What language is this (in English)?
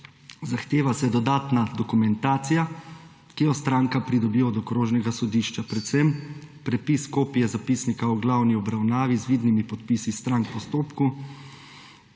Slovenian